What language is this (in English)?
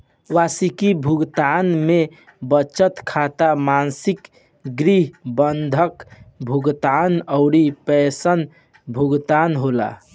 Bhojpuri